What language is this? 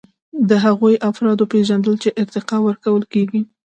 Pashto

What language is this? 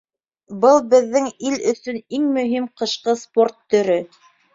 Bashkir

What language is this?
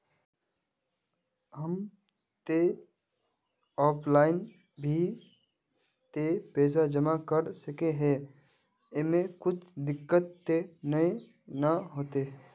Magahi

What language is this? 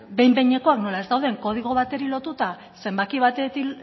Basque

